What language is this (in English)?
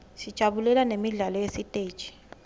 Swati